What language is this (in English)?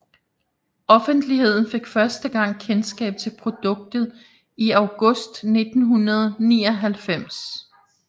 Danish